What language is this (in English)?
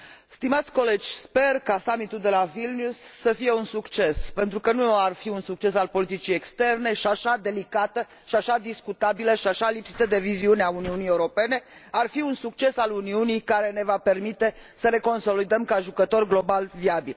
Romanian